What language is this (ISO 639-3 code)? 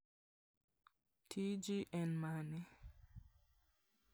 luo